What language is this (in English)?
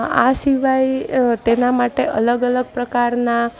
Gujarati